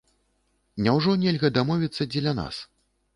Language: Belarusian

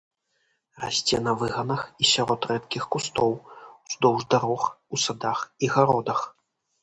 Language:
Belarusian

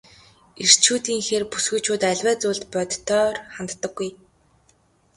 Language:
Mongolian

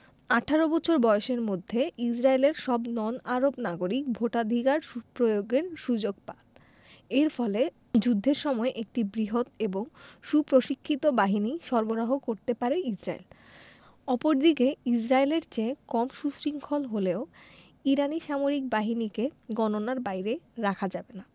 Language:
Bangla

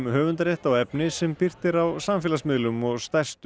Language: Icelandic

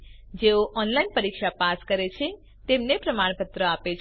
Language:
Gujarati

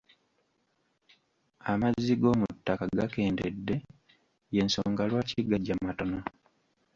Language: Ganda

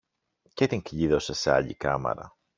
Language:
Greek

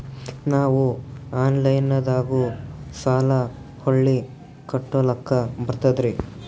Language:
Kannada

